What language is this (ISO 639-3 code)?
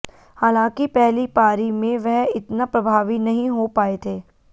hin